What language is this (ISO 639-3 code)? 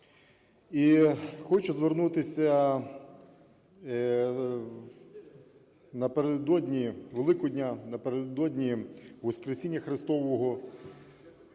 ukr